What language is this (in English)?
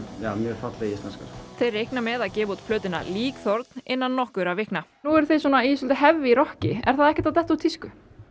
Icelandic